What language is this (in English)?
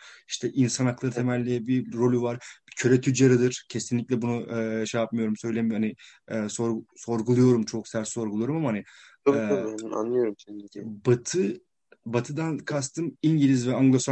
Turkish